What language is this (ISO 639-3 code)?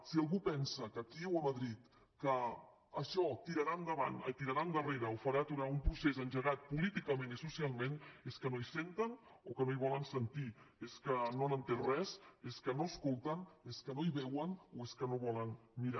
cat